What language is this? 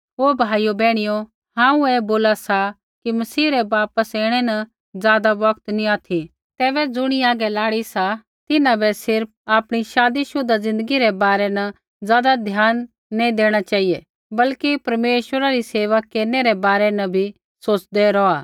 Kullu Pahari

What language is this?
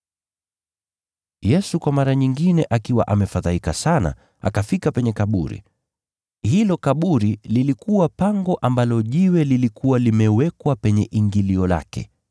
Swahili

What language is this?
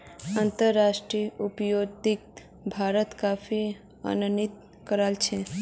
Magahi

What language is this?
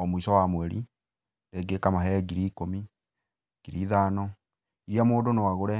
Kikuyu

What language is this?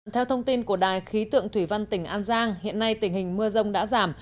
Vietnamese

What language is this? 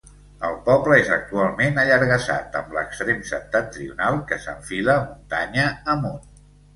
Catalan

